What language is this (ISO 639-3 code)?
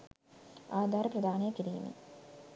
sin